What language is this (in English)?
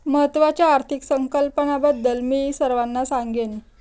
Marathi